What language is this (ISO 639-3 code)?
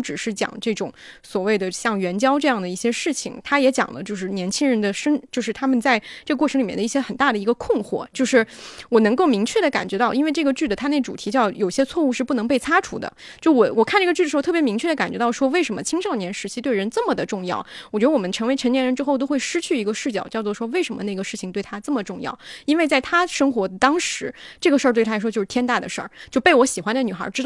zho